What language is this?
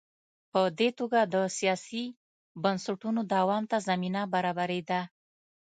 Pashto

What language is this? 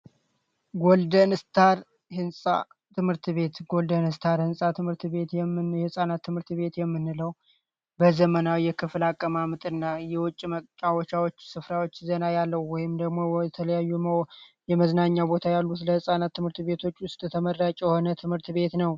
Amharic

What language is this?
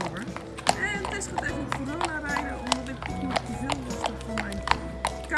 Dutch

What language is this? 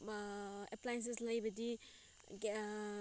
Manipuri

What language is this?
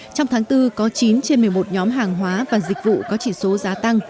Vietnamese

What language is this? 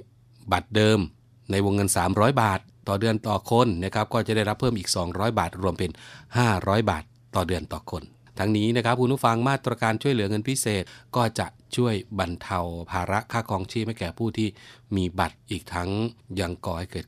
Thai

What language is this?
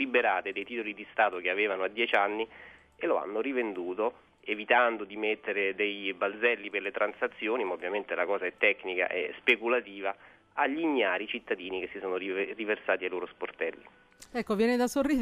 Italian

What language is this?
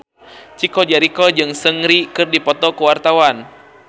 Sundanese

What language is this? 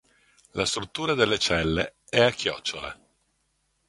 Italian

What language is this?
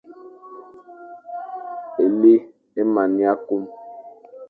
Fang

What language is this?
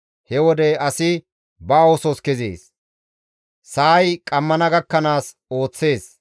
Gamo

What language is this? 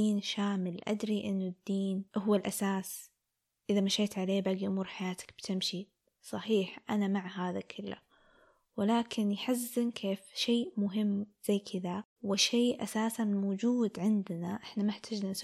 Arabic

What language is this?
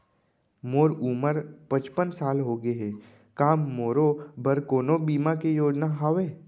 Chhattisgarhi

